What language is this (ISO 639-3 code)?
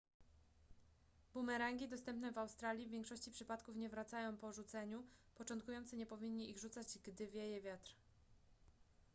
pol